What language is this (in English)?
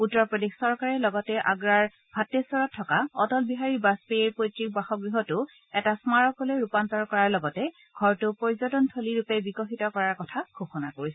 Assamese